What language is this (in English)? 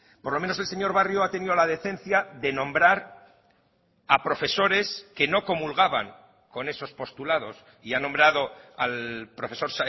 Spanish